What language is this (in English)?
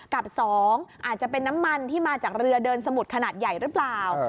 Thai